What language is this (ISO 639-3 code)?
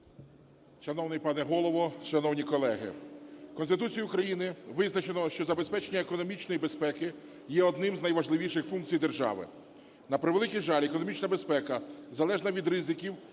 ukr